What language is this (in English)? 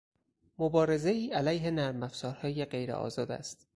Persian